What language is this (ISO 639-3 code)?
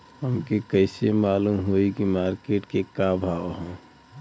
bho